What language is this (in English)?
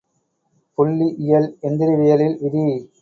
Tamil